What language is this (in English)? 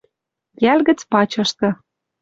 Western Mari